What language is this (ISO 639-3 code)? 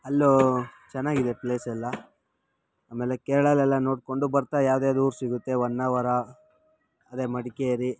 kan